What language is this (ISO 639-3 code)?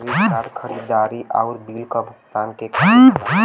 bho